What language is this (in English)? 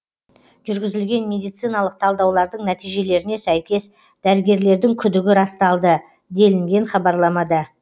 Kazakh